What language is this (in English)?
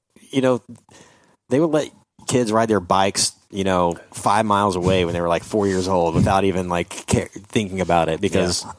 English